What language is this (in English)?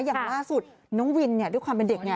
Thai